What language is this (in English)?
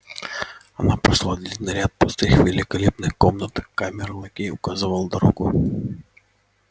Russian